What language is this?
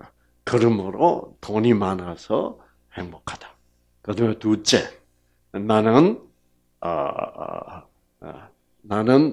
Korean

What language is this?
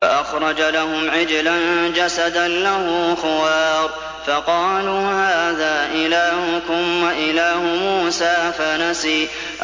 Arabic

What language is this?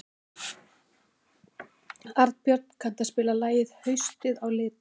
Icelandic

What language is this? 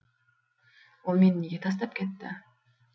Kazakh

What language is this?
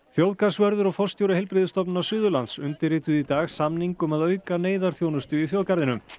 Icelandic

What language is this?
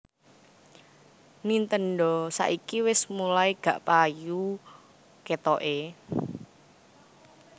Javanese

